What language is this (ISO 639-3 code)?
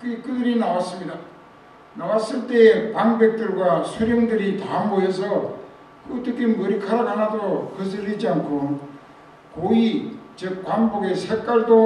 kor